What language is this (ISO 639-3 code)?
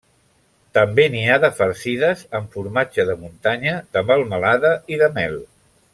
cat